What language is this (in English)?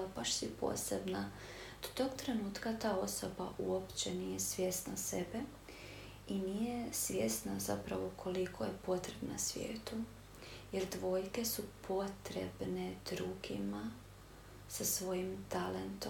Croatian